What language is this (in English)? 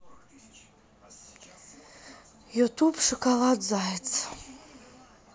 Russian